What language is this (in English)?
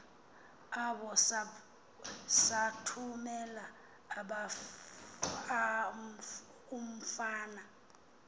Xhosa